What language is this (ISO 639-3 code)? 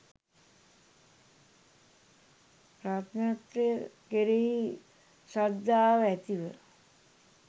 sin